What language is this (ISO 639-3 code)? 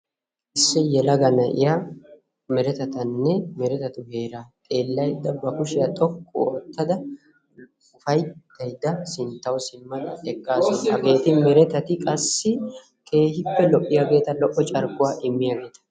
wal